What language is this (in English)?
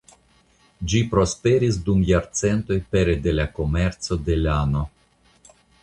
Esperanto